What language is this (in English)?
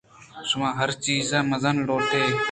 Eastern Balochi